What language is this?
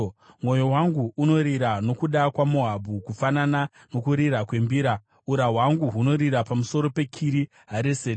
Shona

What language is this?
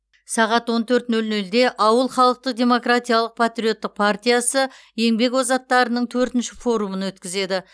Kazakh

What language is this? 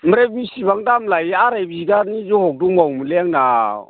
Bodo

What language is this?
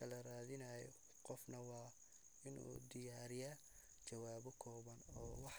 Somali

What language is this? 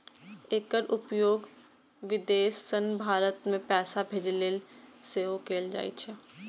Maithili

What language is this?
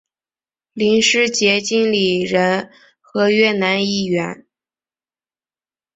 Chinese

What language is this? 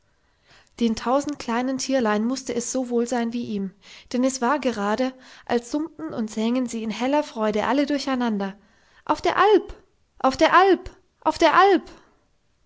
German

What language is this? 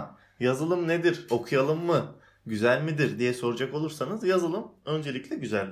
Turkish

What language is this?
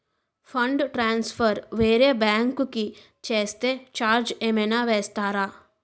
Telugu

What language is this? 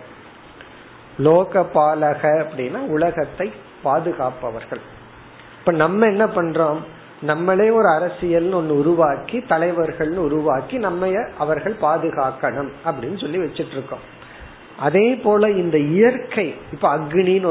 Tamil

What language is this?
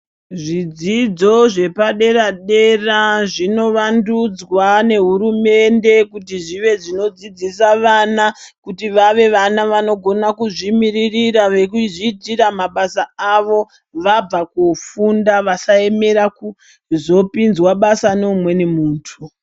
Ndau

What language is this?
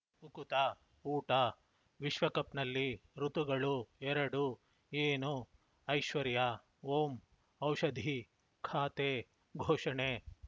Kannada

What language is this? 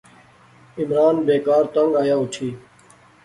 Pahari-Potwari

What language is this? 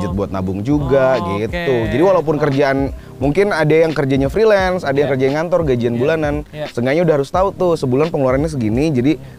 Indonesian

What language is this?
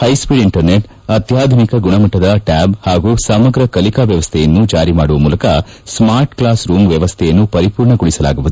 Kannada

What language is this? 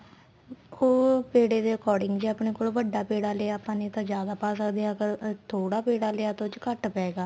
Punjabi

